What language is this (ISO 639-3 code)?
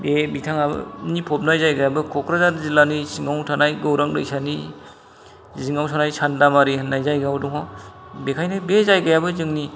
brx